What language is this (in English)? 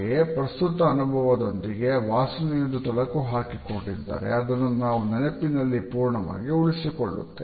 Kannada